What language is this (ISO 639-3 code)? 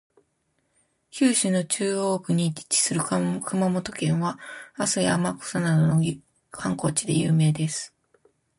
jpn